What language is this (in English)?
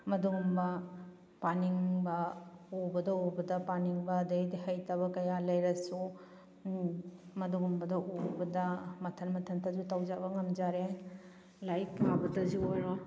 Manipuri